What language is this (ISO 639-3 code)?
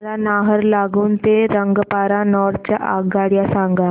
mar